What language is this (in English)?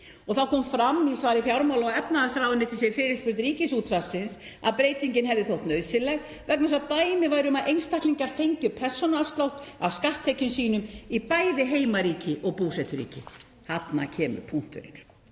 Icelandic